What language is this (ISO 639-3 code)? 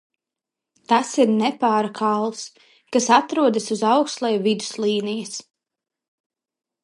lav